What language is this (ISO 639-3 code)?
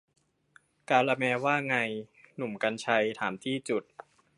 tha